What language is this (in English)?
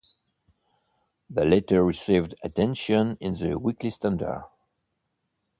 English